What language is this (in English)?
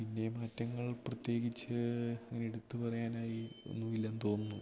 Malayalam